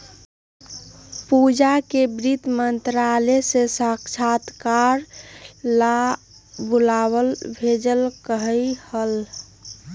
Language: Magahi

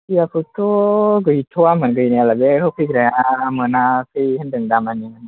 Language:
Bodo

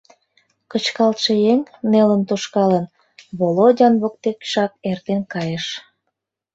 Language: Mari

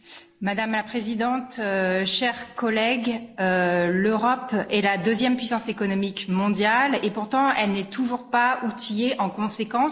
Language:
French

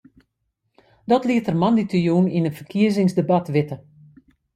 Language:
Western Frisian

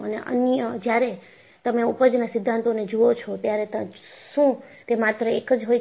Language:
Gujarati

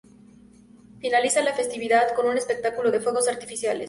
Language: Spanish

